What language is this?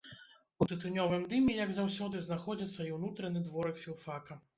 Belarusian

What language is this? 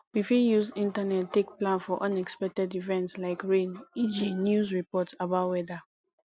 Nigerian Pidgin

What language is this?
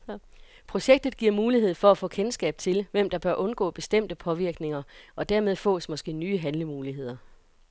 Danish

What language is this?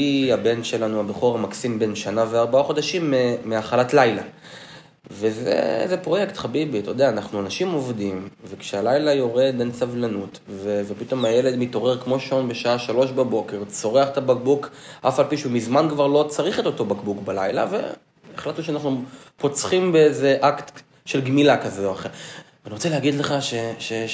Hebrew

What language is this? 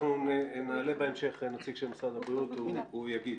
Hebrew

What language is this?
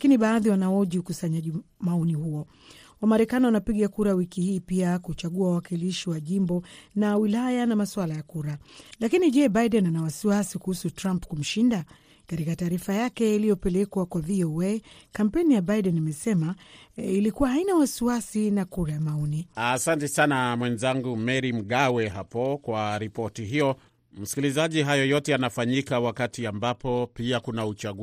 Swahili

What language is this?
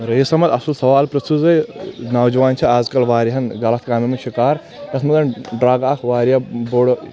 Kashmiri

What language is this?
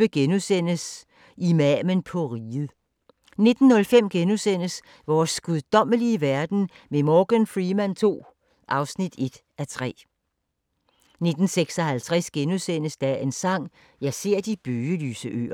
Danish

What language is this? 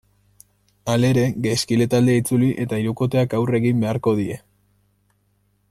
Basque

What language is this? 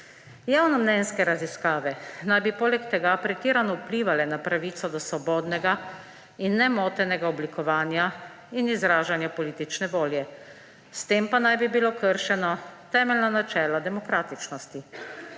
Slovenian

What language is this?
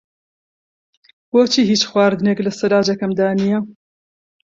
Central Kurdish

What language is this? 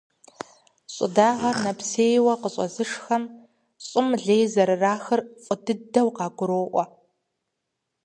Kabardian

